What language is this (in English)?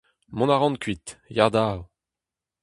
Breton